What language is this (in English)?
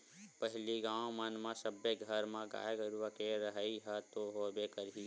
Chhattisgarhi